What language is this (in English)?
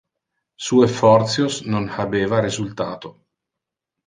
Interlingua